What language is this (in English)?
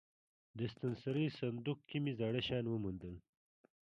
Pashto